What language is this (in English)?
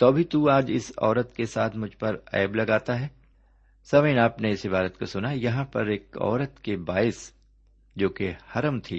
Urdu